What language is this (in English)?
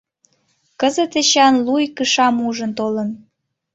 Mari